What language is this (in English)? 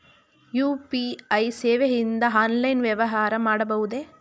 Kannada